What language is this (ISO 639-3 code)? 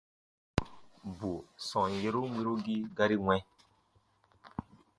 bba